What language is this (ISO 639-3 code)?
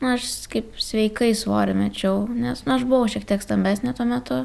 lit